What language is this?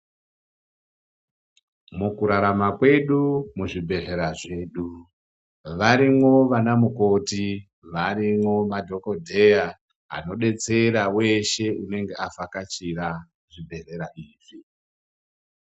Ndau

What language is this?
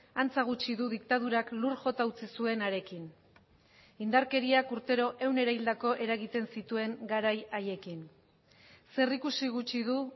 Basque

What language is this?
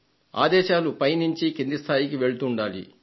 Telugu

